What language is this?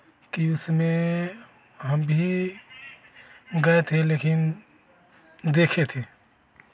Hindi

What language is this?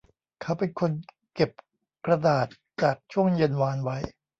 Thai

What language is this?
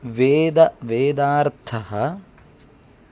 Sanskrit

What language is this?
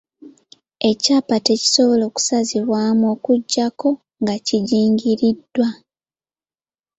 Ganda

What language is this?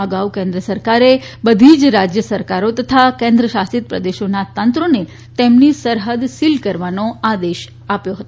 Gujarati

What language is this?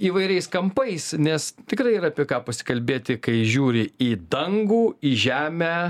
Lithuanian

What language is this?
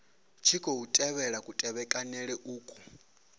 Venda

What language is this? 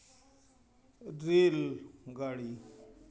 Santali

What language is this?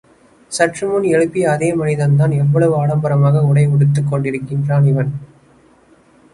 Tamil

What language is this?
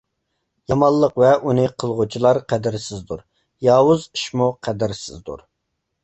Uyghur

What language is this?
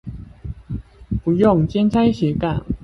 Chinese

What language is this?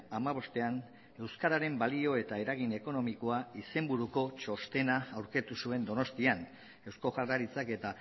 Basque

